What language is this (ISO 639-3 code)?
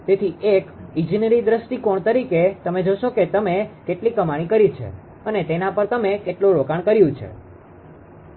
guj